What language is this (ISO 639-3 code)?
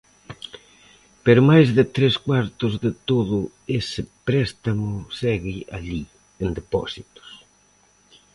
glg